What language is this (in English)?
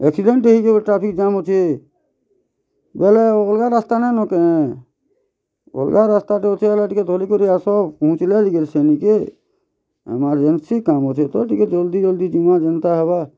Odia